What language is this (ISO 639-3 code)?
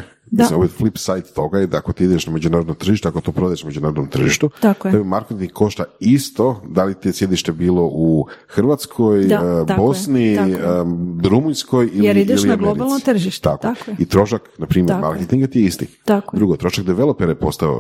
hrv